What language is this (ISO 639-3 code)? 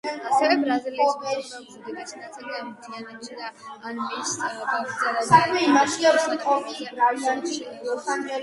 kat